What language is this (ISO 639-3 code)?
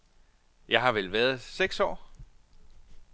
dan